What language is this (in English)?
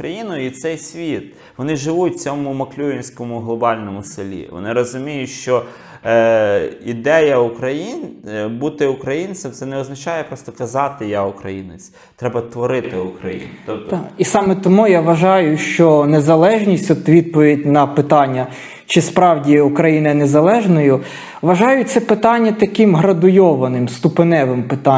Ukrainian